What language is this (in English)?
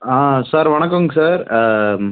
Tamil